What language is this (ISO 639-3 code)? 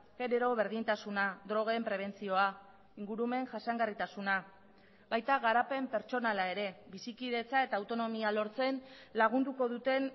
eus